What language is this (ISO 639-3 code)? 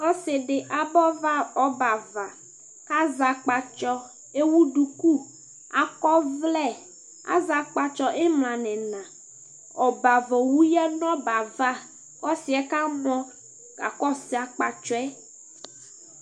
kpo